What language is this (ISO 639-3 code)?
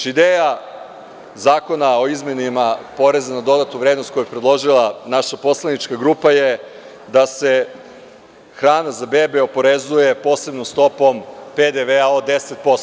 srp